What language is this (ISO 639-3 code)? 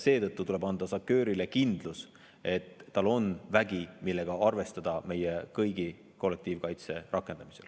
est